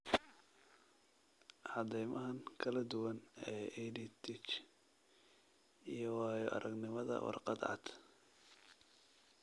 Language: Somali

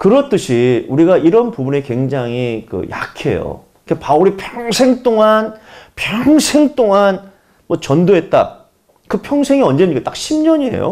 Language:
Korean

